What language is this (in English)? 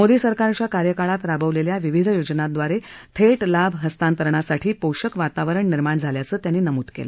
Marathi